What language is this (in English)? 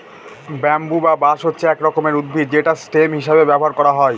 Bangla